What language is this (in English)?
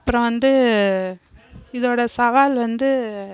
Tamil